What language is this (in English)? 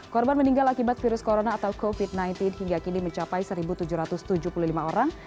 Indonesian